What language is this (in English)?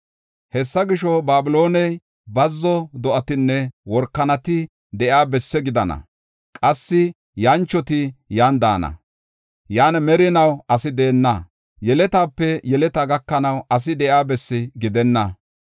Gofa